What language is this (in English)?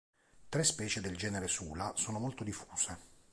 Italian